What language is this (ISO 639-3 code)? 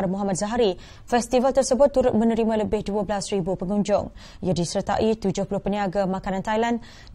msa